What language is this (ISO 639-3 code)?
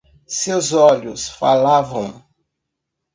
por